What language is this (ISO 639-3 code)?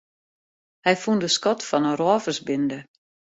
fry